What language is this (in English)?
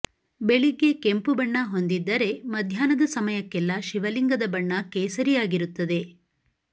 Kannada